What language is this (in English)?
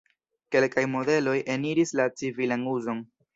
Esperanto